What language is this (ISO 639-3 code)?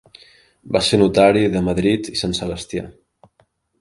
cat